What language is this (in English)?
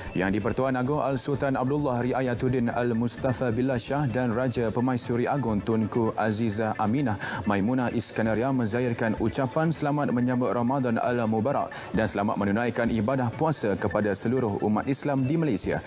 Malay